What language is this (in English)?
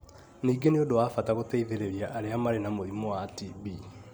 Kikuyu